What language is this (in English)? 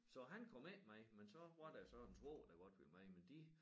Danish